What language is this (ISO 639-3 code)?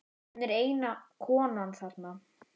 isl